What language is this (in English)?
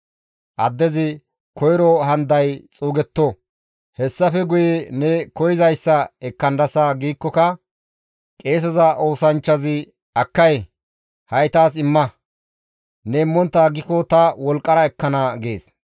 Gamo